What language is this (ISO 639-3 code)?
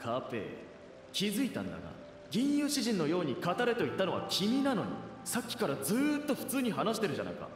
jpn